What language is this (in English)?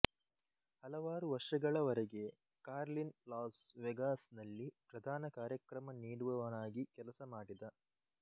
Kannada